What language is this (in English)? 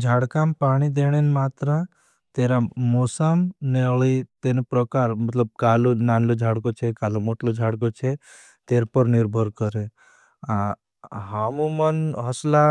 Bhili